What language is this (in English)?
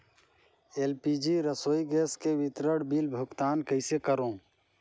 Chhattisgarhi